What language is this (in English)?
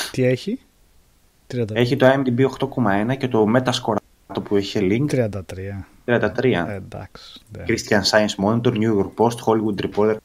Greek